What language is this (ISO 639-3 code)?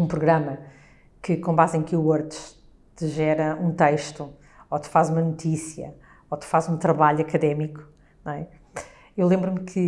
por